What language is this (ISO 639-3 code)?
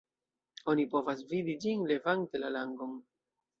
epo